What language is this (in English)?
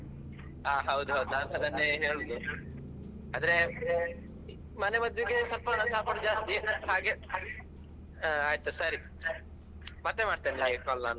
Kannada